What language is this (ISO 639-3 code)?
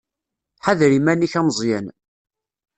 kab